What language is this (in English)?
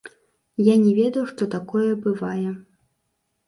Belarusian